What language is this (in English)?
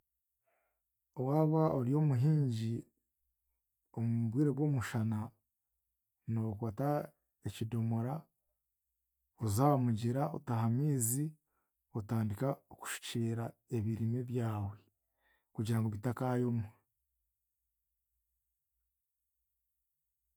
Chiga